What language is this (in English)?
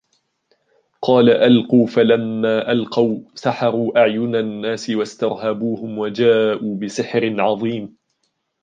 Arabic